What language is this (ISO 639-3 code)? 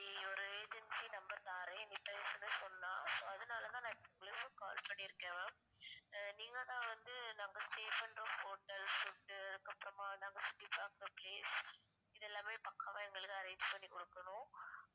tam